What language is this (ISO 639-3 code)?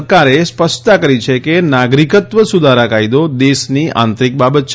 guj